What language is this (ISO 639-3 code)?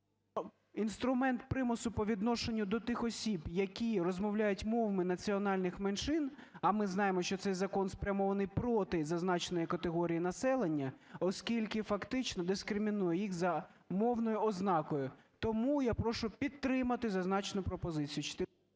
ukr